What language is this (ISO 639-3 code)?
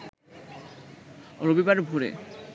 ben